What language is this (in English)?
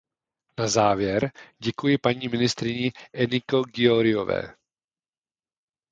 Czech